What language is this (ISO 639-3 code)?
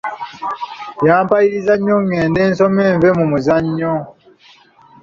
lug